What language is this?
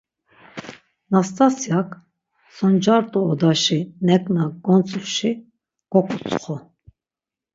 Laz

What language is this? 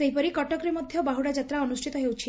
Odia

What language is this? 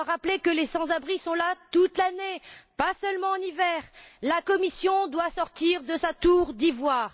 French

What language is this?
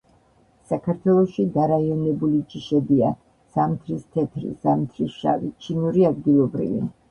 Georgian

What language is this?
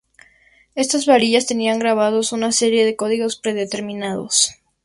Spanish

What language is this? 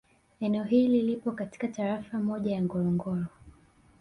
Swahili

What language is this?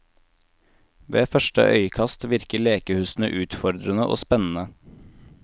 Norwegian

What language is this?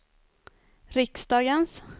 Swedish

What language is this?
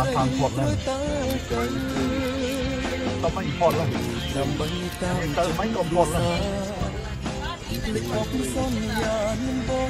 Thai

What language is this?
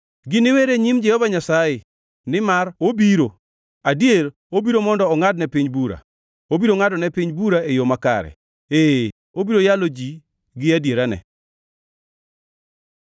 Luo (Kenya and Tanzania)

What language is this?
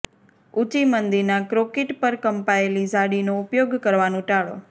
Gujarati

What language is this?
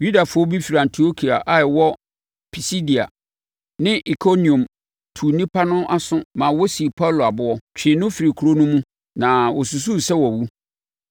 Akan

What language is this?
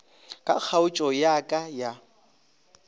Northern Sotho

